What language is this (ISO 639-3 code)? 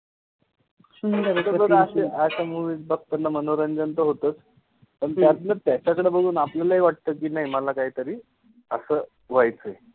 mar